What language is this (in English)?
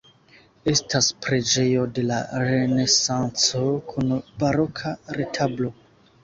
Esperanto